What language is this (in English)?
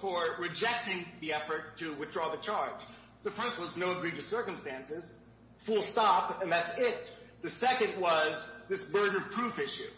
English